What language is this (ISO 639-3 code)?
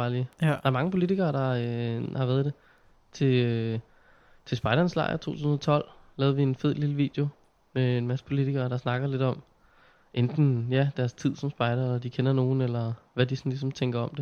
dan